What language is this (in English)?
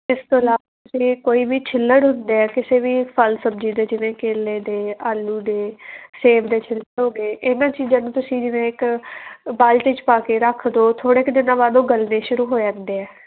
Punjabi